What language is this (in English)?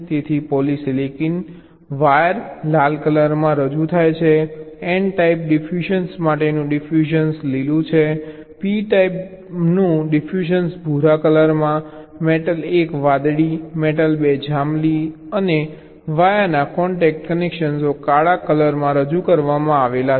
Gujarati